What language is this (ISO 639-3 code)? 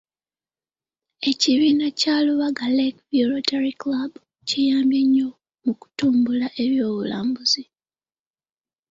lug